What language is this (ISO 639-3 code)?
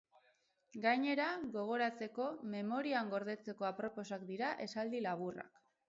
eus